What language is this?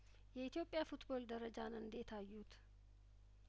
Amharic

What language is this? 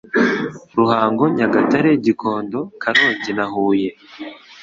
Kinyarwanda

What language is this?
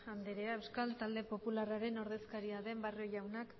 Basque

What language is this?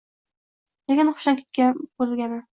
Uzbek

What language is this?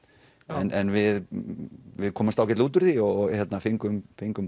Icelandic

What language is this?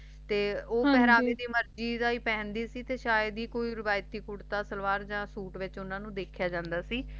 Punjabi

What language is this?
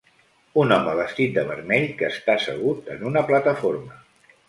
Catalan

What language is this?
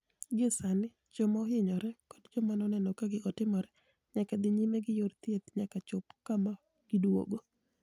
Luo (Kenya and Tanzania)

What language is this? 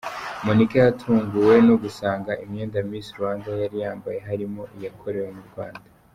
Kinyarwanda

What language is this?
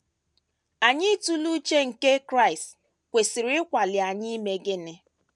Igbo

